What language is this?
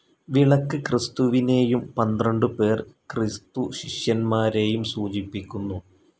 Malayalam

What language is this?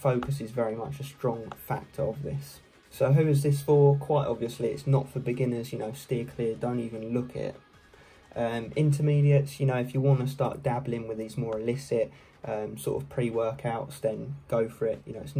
English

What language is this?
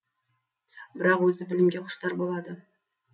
Kazakh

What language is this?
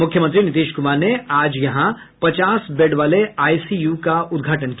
Hindi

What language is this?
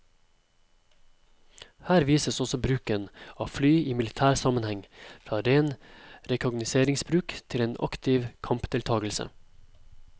Norwegian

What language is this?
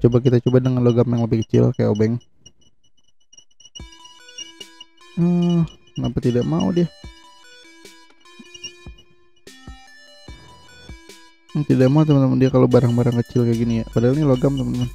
Indonesian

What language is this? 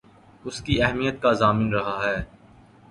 Urdu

